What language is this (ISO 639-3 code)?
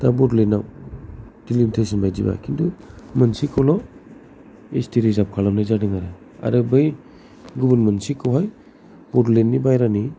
brx